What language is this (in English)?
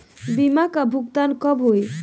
Bhojpuri